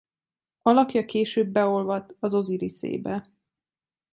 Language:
Hungarian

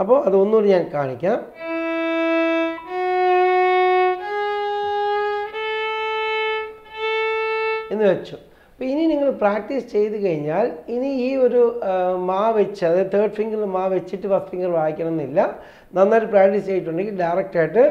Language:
Hindi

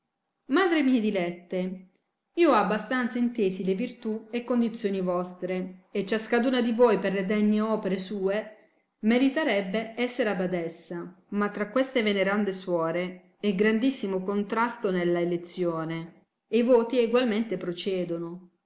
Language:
Italian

